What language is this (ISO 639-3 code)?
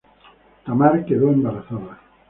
spa